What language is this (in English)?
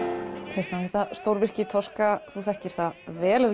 Icelandic